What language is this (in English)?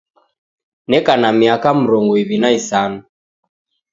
Taita